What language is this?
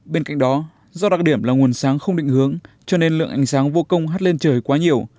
Vietnamese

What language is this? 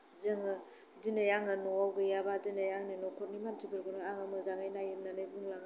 Bodo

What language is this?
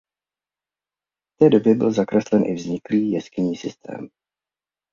Czech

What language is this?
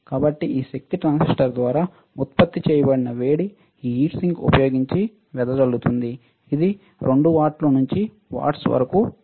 Telugu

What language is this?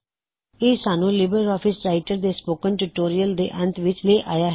Punjabi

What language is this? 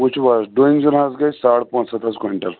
Kashmiri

